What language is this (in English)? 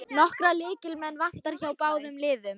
Icelandic